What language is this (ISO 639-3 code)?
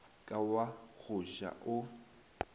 nso